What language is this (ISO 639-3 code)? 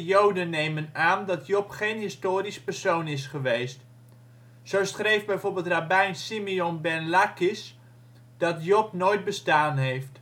nld